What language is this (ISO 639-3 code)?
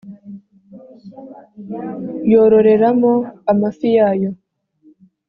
kin